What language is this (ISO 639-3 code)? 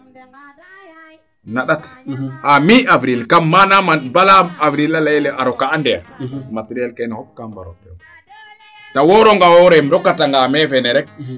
srr